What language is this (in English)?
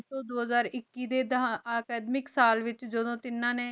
Punjabi